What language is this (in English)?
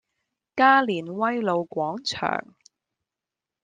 Cantonese